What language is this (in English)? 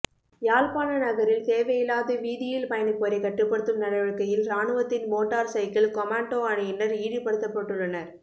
Tamil